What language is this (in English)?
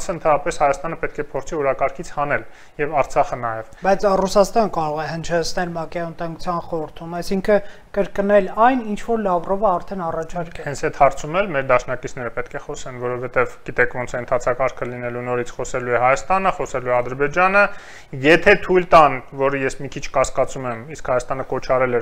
Romanian